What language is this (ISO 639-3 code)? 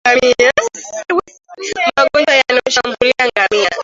swa